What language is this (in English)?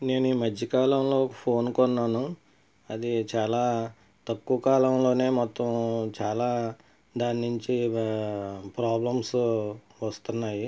Telugu